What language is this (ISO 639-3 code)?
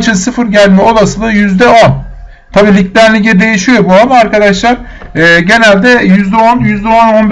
tur